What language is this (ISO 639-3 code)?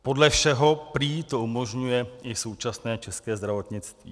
ces